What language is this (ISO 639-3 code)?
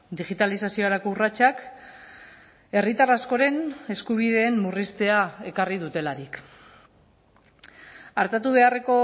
eus